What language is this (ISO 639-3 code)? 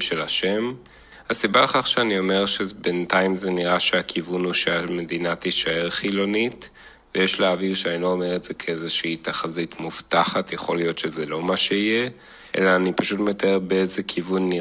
heb